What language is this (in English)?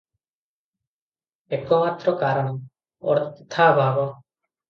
Odia